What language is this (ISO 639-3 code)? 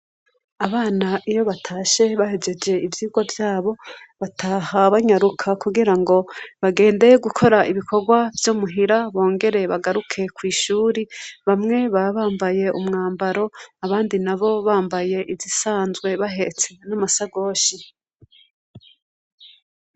run